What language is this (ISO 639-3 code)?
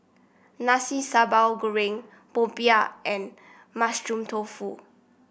eng